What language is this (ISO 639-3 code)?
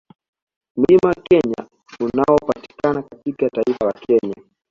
swa